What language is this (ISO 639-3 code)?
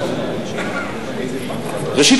heb